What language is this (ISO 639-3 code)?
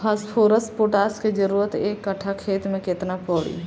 bho